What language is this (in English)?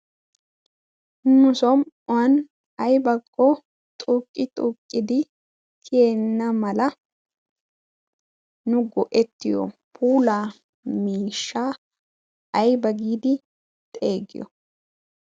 Wolaytta